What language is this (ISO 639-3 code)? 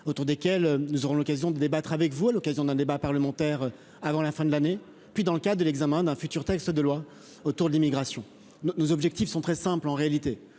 fra